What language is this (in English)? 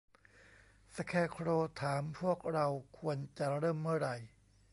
Thai